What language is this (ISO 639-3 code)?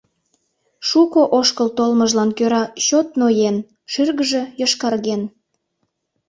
chm